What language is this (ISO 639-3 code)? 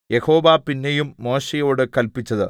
mal